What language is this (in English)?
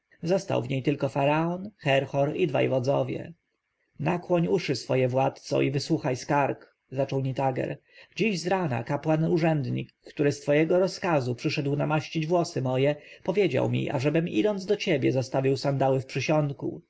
Polish